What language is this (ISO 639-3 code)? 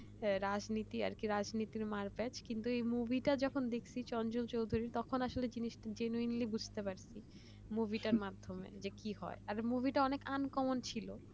ben